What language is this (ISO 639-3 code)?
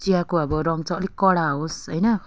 nep